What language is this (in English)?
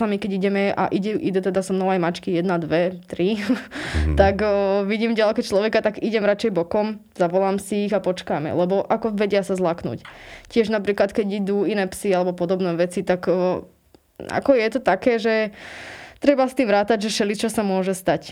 Slovak